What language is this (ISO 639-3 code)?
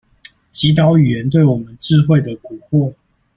zho